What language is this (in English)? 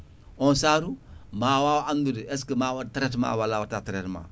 Fula